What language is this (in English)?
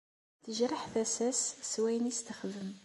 Kabyle